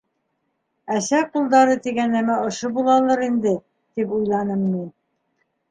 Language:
Bashkir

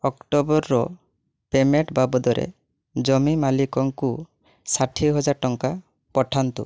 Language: Odia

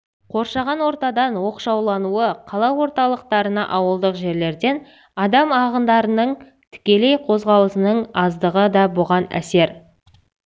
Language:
Kazakh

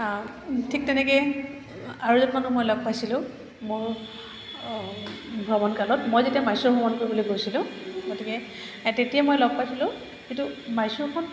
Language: Assamese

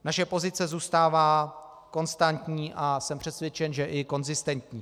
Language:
Czech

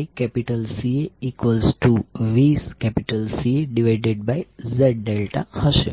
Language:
Gujarati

